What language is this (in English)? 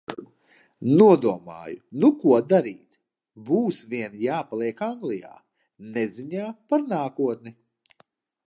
Latvian